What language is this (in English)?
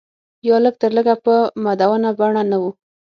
Pashto